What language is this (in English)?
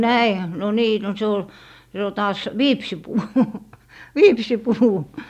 Finnish